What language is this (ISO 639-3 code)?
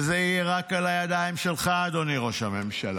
heb